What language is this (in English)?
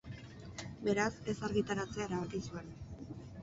Basque